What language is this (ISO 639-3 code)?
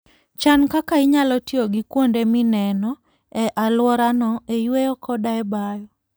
luo